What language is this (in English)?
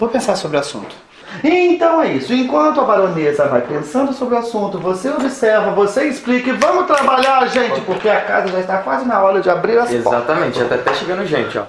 Portuguese